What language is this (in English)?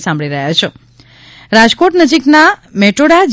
Gujarati